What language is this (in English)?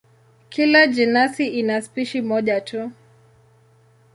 Swahili